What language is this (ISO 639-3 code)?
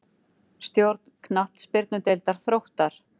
isl